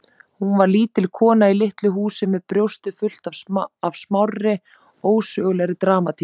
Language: Icelandic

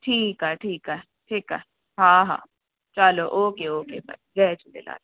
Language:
Sindhi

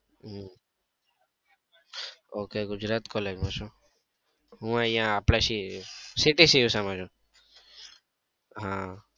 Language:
Gujarati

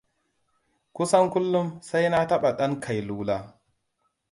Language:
Hausa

